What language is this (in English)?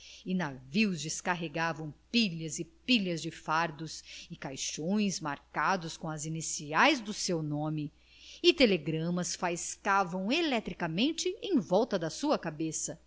Portuguese